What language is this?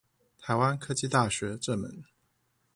Chinese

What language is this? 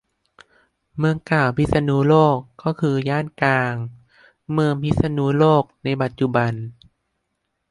Thai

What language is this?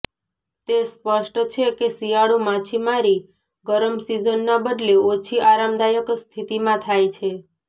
Gujarati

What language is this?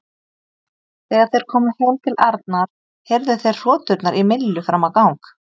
Icelandic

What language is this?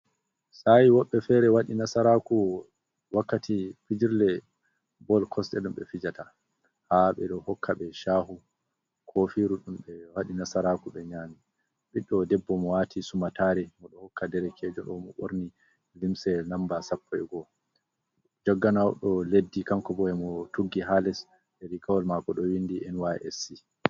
Fula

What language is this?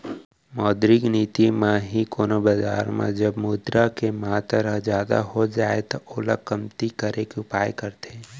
Chhattisgarhi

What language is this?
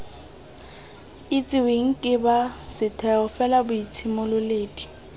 Tswana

